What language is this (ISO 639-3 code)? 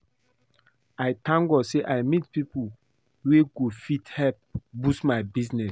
pcm